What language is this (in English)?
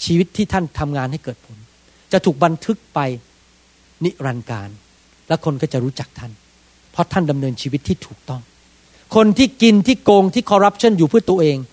Thai